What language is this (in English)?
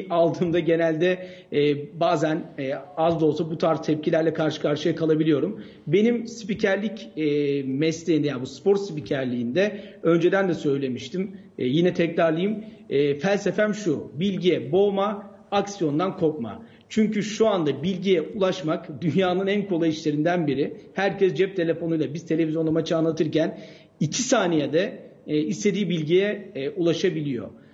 Turkish